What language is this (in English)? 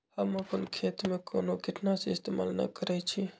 Magahi